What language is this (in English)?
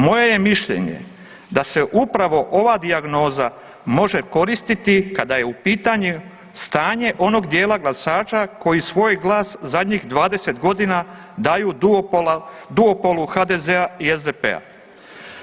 Croatian